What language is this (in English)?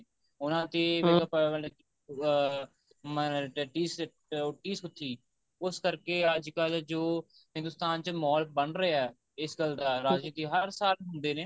Punjabi